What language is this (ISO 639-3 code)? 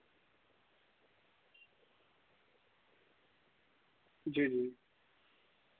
doi